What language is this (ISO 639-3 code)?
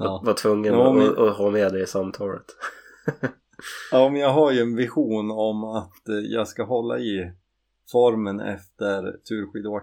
swe